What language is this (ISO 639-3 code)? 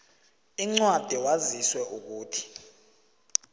nbl